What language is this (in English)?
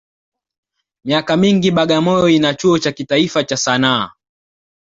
Swahili